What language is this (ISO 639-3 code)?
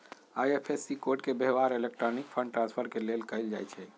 mag